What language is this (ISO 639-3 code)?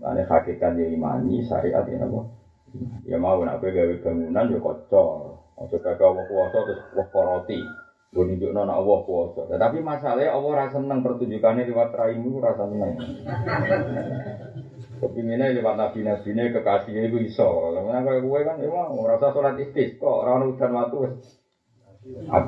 msa